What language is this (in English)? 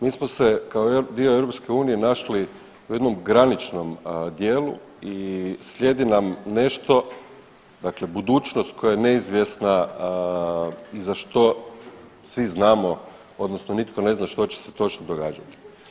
Croatian